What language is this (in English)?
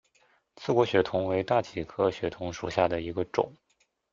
Chinese